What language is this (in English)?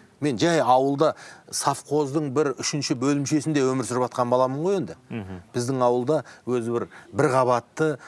Turkish